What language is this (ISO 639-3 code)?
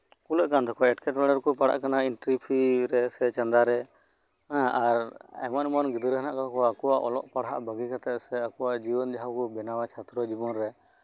sat